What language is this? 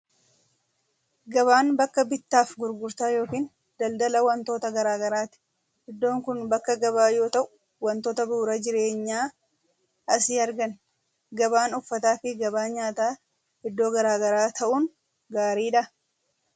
Oromo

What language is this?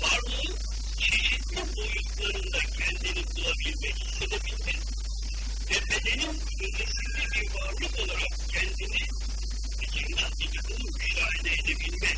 Turkish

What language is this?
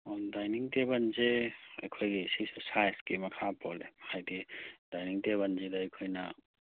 Manipuri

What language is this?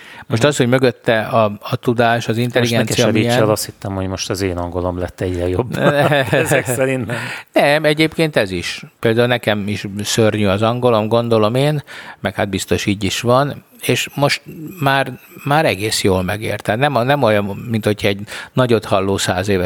Hungarian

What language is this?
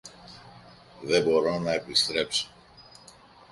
Greek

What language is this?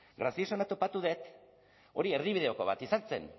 Basque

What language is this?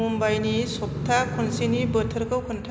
Bodo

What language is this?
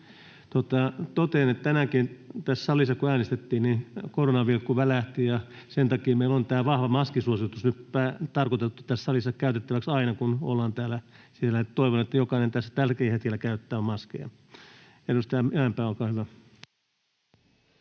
Finnish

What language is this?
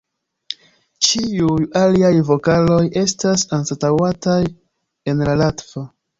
Esperanto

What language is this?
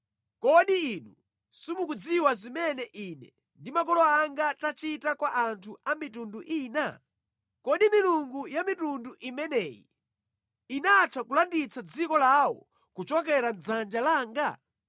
Nyanja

